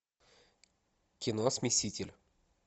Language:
Russian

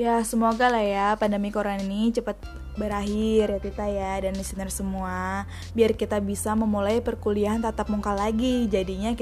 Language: Indonesian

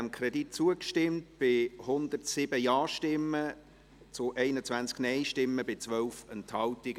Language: Swiss German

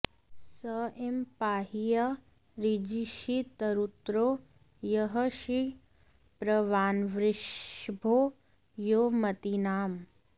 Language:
Sanskrit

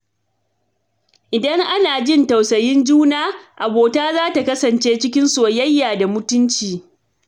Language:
Hausa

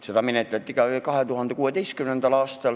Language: Estonian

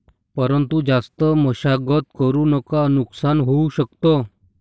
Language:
Marathi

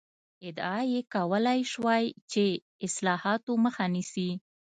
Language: Pashto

